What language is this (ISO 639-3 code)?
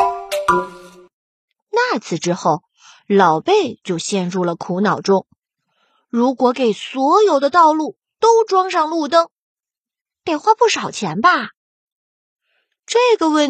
zho